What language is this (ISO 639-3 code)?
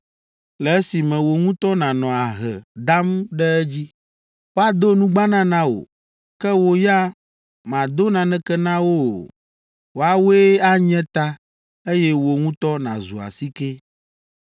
ewe